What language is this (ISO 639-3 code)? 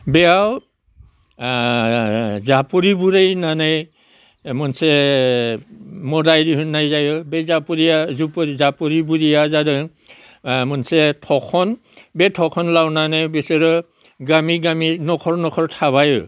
brx